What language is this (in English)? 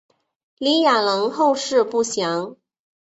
Chinese